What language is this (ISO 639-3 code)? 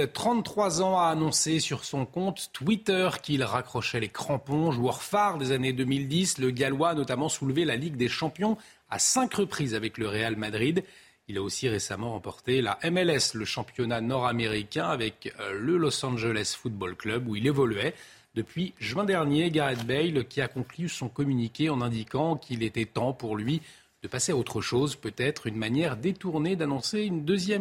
fra